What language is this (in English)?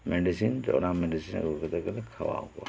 Santali